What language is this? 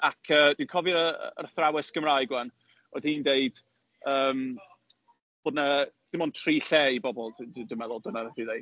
Welsh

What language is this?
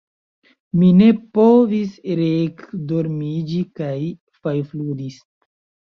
Esperanto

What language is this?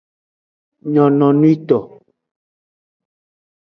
Aja (Benin)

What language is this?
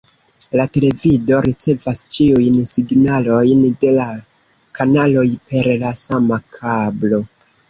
Esperanto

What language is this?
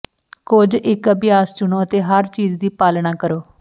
Punjabi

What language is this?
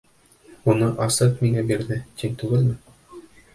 Bashkir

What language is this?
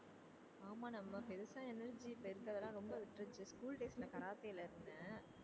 Tamil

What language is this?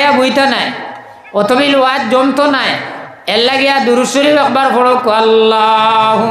Indonesian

